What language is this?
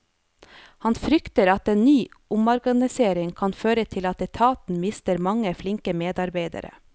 Norwegian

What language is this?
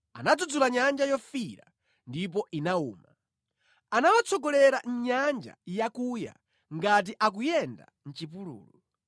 Nyanja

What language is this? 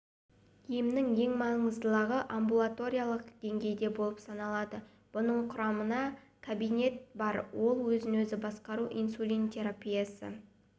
Kazakh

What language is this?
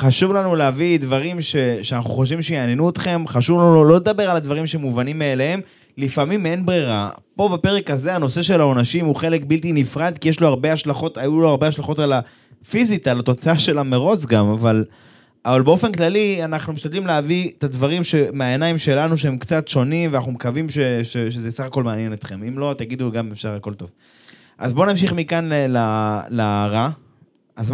Hebrew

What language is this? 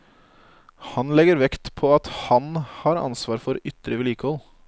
Norwegian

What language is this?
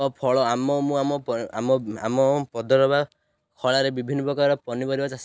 Odia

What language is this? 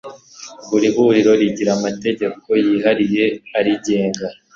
Kinyarwanda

